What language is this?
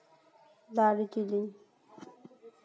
Santali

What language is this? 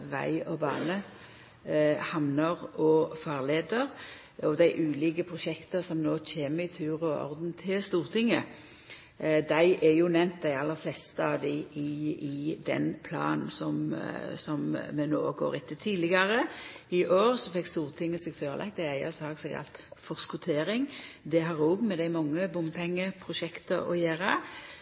Norwegian Nynorsk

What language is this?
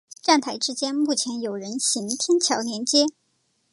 Chinese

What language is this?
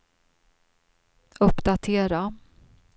Swedish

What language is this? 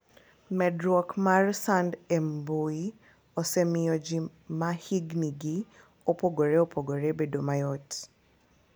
Luo (Kenya and Tanzania)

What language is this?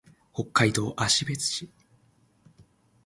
Japanese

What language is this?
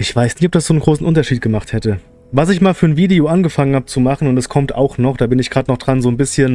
German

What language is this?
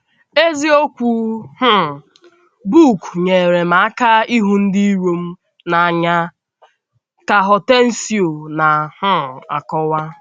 Igbo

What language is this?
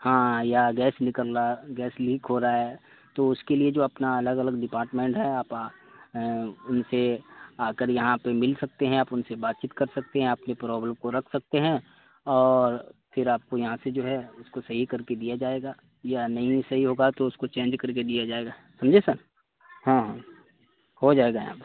Urdu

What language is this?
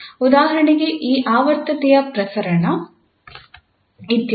Kannada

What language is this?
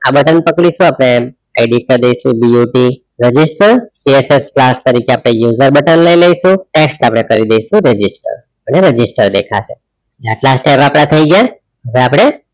Gujarati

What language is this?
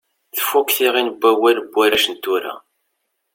Kabyle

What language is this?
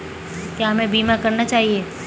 Hindi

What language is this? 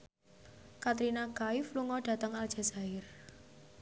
Javanese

